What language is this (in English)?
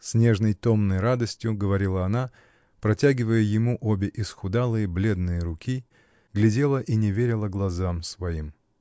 Russian